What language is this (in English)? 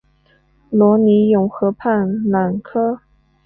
Chinese